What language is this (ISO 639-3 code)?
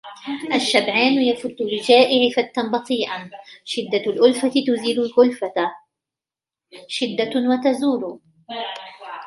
ara